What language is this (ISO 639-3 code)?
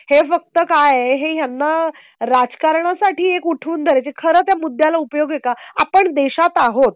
mar